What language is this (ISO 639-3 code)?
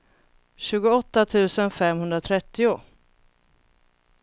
swe